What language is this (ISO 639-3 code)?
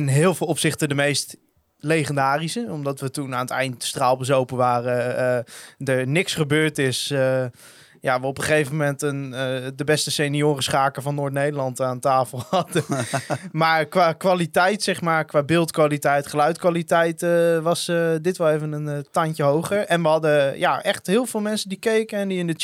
nld